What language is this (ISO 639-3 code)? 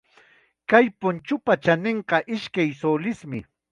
qxa